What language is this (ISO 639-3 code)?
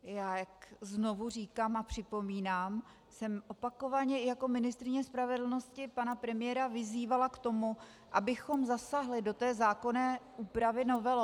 ces